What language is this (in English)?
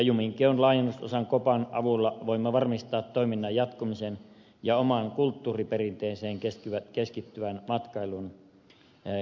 Finnish